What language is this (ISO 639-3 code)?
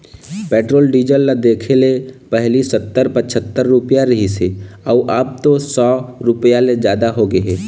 hne